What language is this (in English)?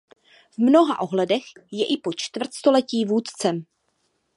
Czech